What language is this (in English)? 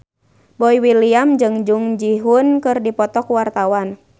Sundanese